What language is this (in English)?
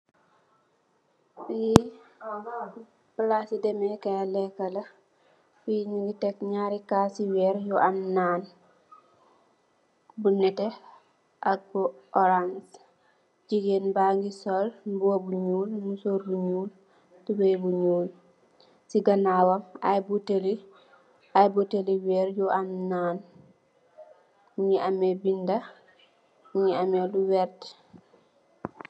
Wolof